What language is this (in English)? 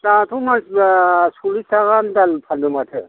Bodo